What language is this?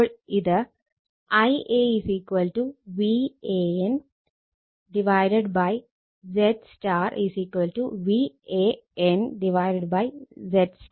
Malayalam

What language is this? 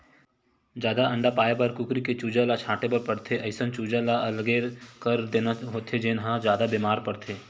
Chhattisgarhi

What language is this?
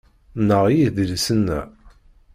Kabyle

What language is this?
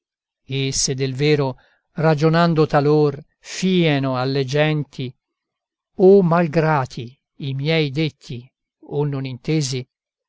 Italian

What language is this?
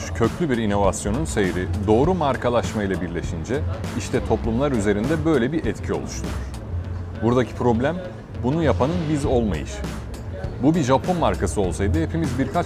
Turkish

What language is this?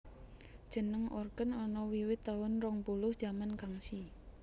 Javanese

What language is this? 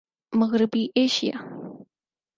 Urdu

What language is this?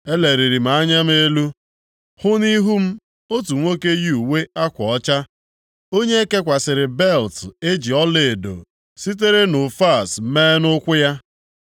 Igbo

